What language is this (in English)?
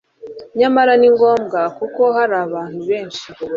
Kinyarwanda